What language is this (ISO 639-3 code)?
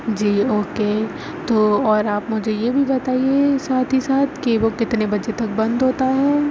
urd